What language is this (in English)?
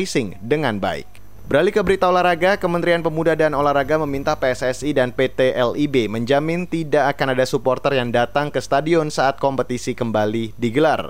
Indonesian